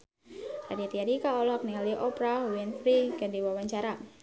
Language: Sundanese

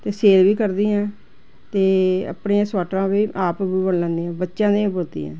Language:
Punjabi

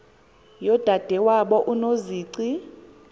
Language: Xhosa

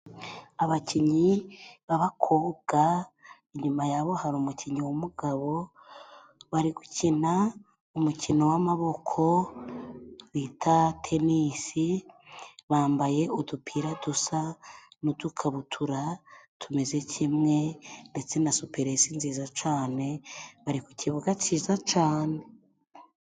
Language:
Kinyarwanda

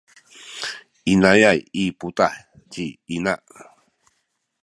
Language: Sakizaya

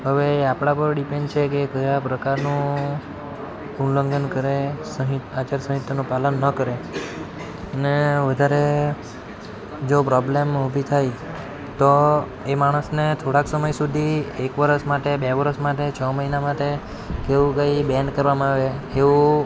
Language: Gujarati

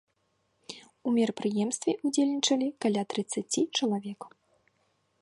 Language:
Belarusian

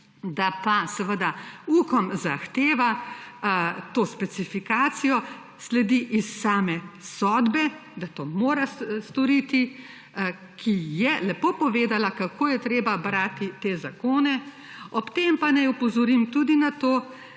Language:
Slovenian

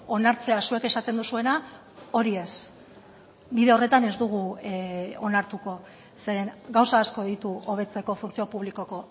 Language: Basque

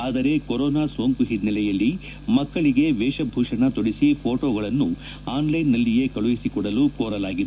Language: Kannada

